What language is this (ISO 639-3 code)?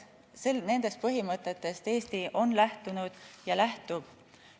est